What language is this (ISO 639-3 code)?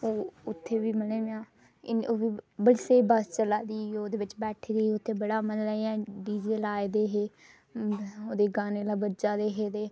doi